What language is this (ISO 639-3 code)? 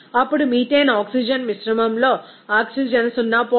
tel